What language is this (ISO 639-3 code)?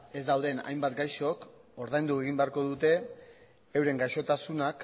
eus